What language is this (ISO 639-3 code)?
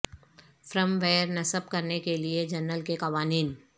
urd